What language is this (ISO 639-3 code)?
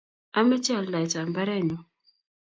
kln